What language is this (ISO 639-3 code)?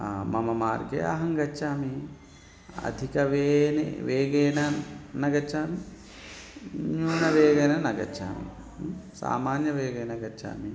san